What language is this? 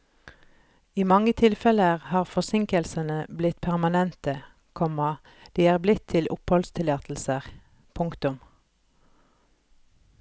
Norwegian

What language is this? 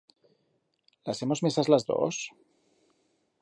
Aragonese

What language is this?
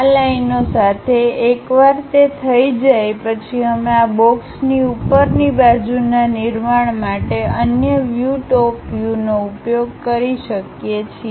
Gujarati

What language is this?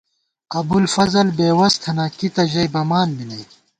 Gawar-Bati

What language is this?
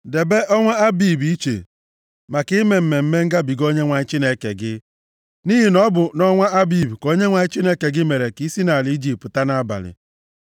Igbo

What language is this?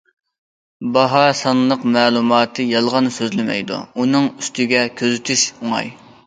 Uyghur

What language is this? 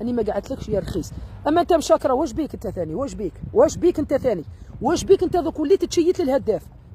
Arabic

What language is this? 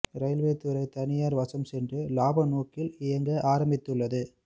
Tamil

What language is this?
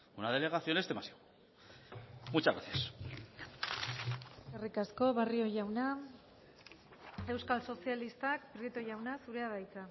Basque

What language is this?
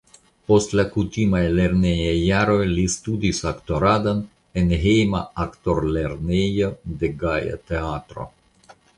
Esperanto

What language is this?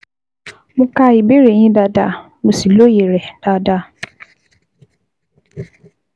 Yoruba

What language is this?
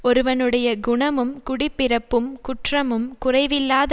Tamil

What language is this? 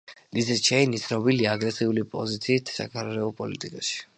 Georgian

